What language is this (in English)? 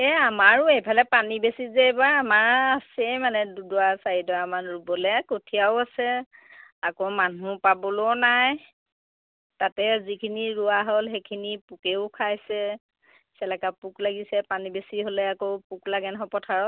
Assamese